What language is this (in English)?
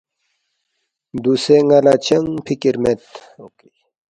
Balti